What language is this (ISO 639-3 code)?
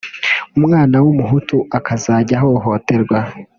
kin